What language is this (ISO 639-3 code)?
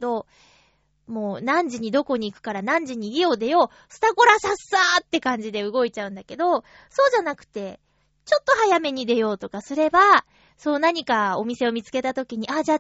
jpn